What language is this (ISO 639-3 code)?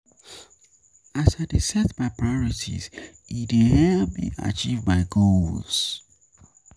pcm